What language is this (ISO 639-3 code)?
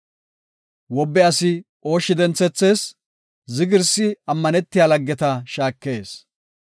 gof